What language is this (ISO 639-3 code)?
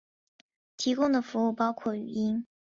zho